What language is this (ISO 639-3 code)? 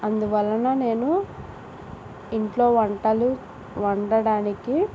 tel